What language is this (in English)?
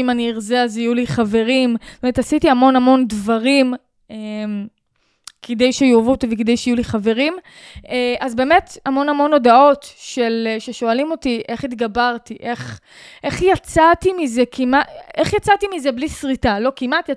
Hebrew